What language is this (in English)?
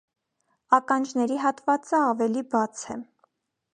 Armenian